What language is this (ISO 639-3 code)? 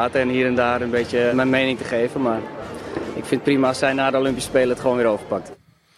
nld